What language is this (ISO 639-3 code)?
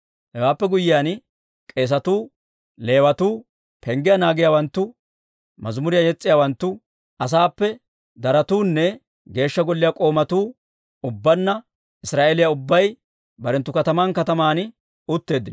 dwr